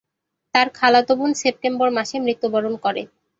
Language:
Bangla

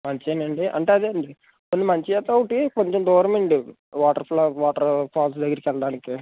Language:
Telugu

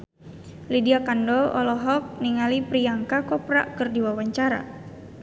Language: Sundanese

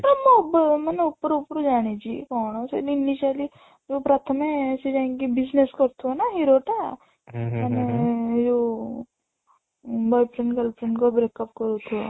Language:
Odia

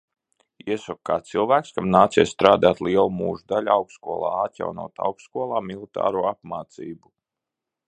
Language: Latvian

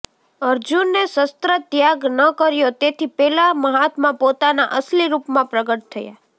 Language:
Gujarati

